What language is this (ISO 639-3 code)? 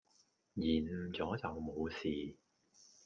yue